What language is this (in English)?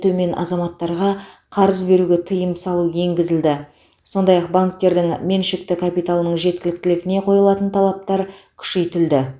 Kazakh